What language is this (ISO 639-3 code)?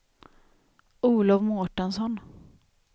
swe